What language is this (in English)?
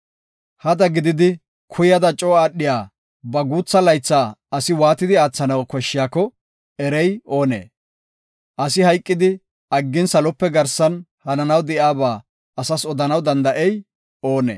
Gofa